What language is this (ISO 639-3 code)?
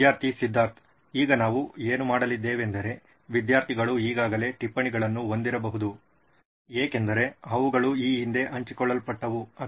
kan